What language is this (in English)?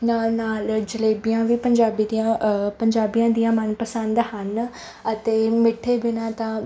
Punjabi